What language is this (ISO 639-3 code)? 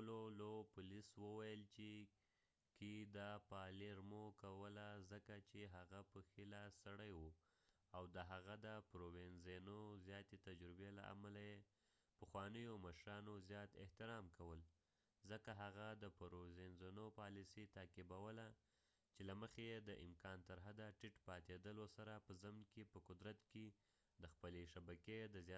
pus